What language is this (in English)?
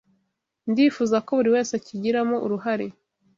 Kinyarwanda